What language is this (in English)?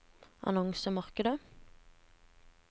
Norwegian